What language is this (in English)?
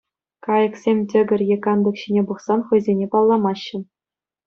Chuvash